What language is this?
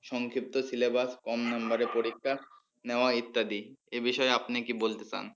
Bangla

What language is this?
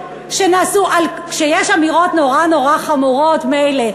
Hebrew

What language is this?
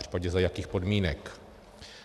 Czech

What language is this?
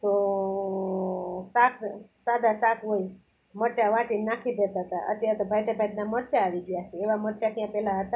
Gujarati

